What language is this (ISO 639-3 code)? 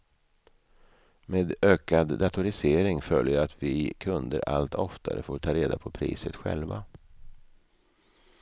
swe